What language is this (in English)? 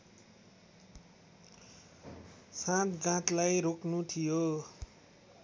Nepali